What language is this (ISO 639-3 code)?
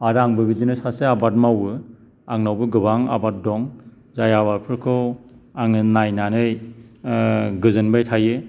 brx